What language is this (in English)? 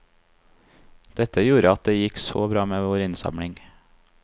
Norwegian